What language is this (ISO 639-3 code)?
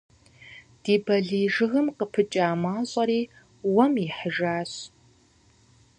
kbd